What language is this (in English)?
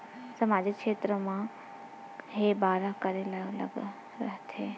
Chhattisgarhi